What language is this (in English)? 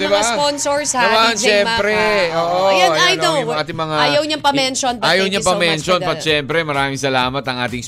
Filipino